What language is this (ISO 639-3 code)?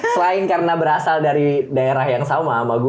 ind